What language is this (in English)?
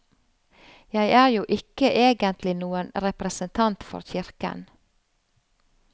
Norwegian